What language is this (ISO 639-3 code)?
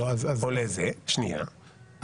heb